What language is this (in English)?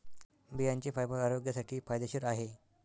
Marathi